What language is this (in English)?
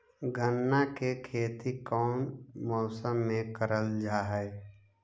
Magahi